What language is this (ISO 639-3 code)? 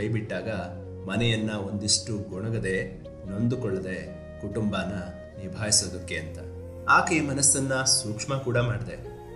kan